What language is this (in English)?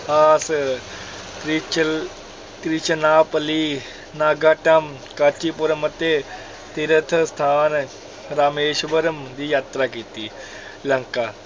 Punjabi